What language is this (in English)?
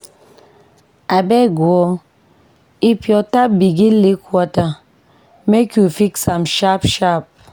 Nigerian Pidgin